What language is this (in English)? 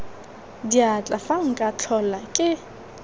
Tswana